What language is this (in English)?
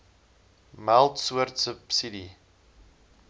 Afrikaans